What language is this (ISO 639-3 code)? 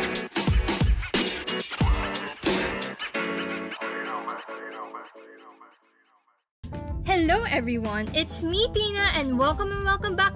fil